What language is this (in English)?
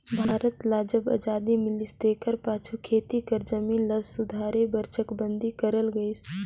Chhattisgarhi